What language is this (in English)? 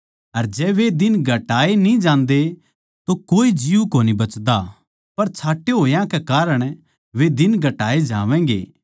Haryanvi